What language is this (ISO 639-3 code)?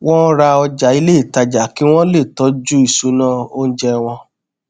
yor